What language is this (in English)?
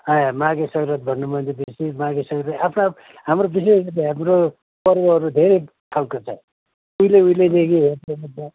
Nepali